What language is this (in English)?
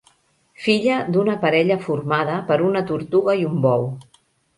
Catalan